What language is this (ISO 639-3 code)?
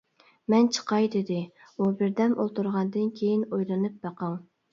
uig